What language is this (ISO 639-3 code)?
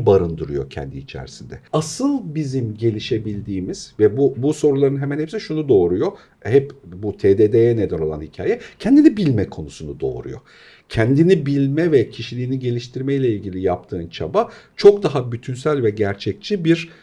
tur